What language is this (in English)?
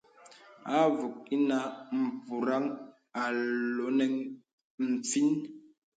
Bebele